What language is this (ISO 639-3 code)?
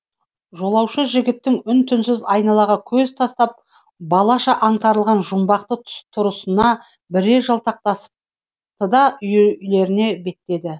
kaz